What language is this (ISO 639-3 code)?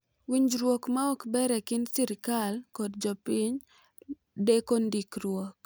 luo